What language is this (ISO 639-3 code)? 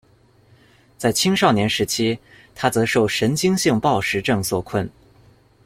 zho